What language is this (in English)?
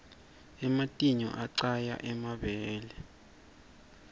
Swati